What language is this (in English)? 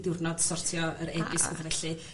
Welsh